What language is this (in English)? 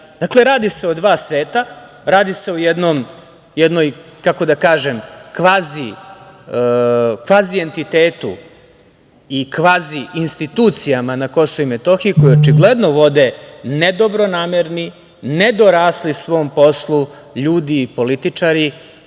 Serbian